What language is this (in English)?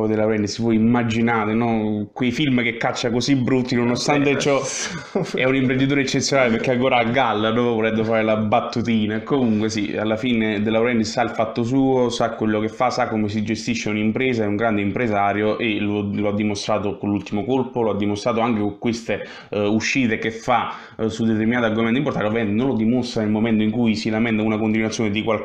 Italian